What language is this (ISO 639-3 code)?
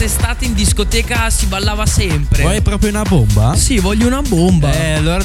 ita